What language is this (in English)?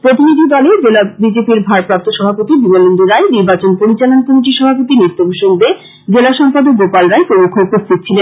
Bangla